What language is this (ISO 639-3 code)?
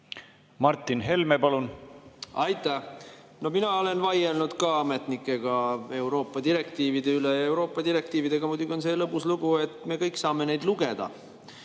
est